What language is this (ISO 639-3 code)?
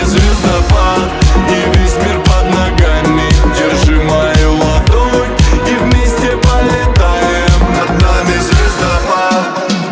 rus